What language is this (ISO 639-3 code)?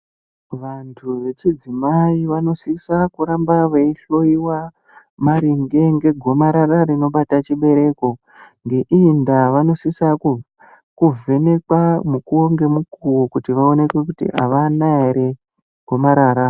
ndc